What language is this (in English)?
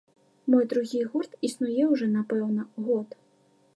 Belarusian